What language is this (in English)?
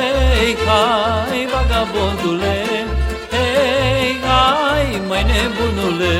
Romanian